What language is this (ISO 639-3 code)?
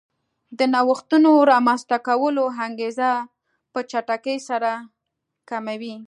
pus